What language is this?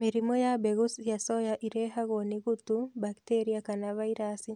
Kikuyu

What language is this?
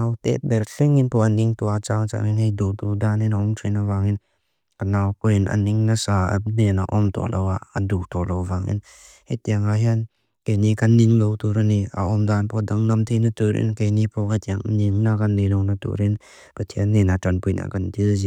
Mizo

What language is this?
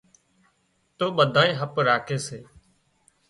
Wadiyara Koli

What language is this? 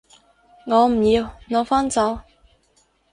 Cantonese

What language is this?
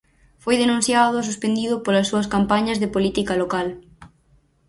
Galician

